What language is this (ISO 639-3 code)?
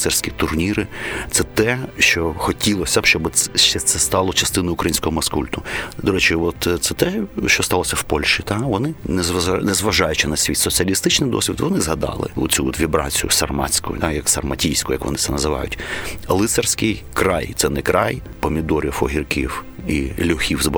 ukr